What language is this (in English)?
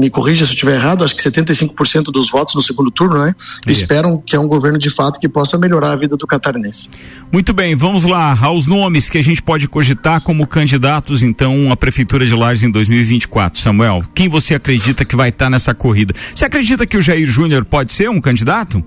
Portuguese